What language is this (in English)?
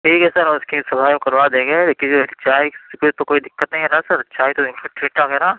Urdu